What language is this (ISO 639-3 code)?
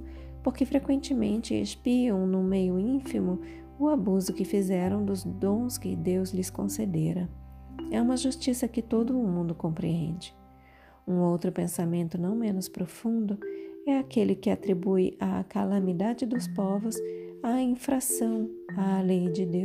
por